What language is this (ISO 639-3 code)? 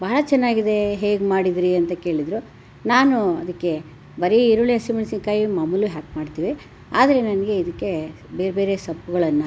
kan